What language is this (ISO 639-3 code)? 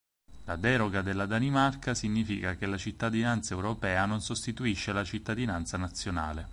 ita